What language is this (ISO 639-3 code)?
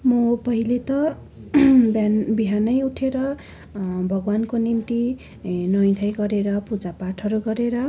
nep